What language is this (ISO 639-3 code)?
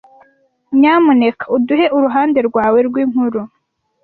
kin